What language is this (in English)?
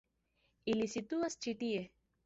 Esperanto